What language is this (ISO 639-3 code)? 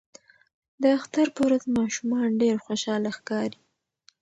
pus